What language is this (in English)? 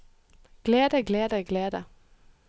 Norwegian